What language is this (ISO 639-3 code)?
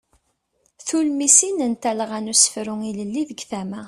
kab